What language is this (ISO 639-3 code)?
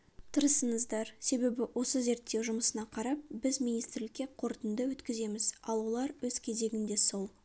kaz